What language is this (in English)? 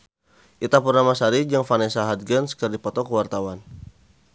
Sundanese